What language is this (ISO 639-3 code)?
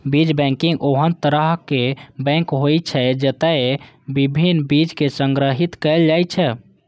mai